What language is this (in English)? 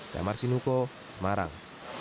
Indonesian